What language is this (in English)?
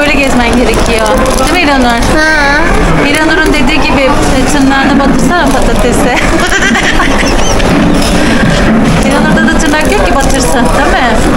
Turkish